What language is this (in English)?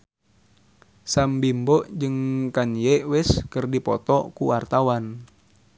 Sundanese